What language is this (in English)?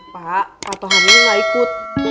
Indonesian